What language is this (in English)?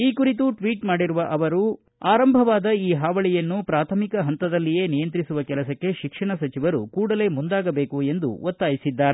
Kannada